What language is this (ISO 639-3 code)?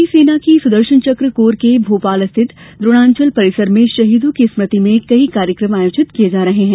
hin